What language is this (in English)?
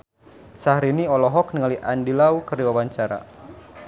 Sundanese